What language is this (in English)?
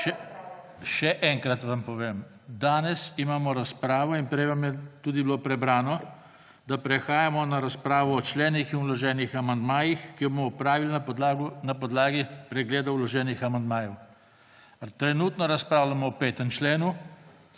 Slovenian